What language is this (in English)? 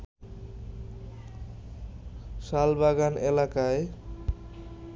Bangla